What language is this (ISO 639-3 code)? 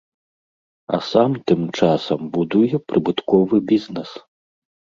bel